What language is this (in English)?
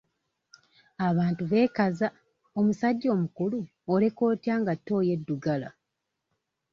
Ganda